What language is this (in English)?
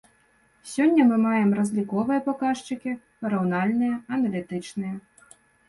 Belarusian